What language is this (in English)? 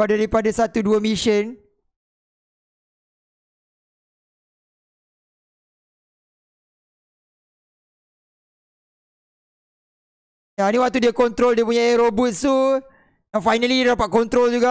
Malay